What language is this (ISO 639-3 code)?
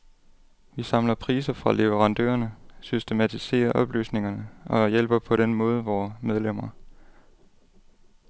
dan